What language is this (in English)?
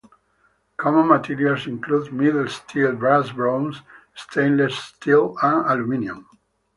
English